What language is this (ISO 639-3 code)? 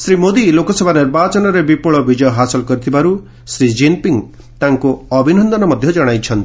ori